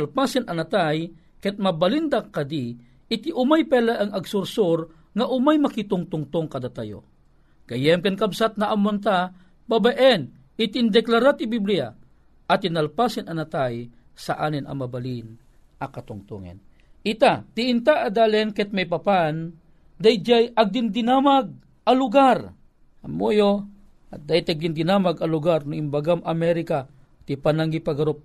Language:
Filipino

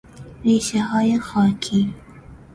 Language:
Persian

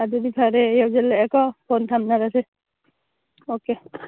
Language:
Manipuri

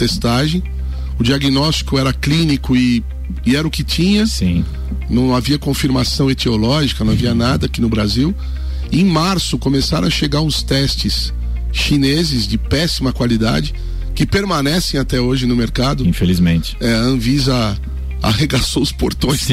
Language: Portuguese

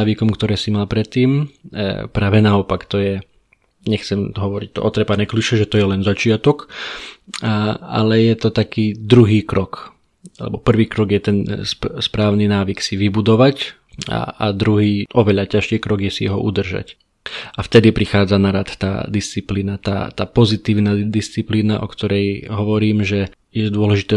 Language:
Slovak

